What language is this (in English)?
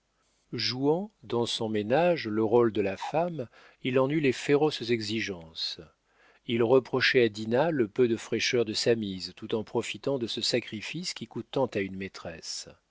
French